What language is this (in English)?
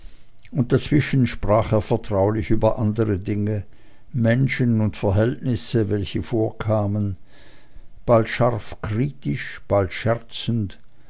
German